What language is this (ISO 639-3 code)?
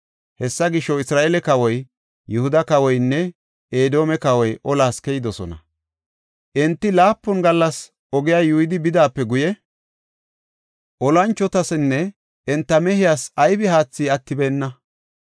gof